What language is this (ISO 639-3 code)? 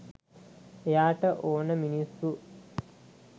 sin